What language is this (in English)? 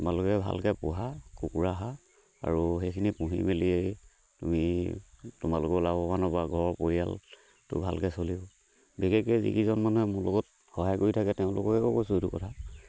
Assamese